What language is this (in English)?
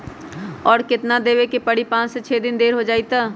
Magahi